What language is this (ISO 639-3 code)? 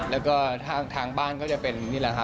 tha